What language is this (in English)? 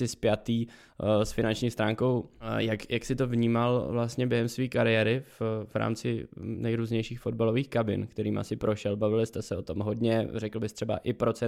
Czech